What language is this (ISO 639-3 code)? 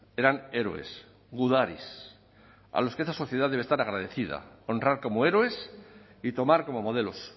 spa